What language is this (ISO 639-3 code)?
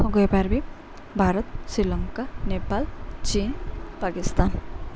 ori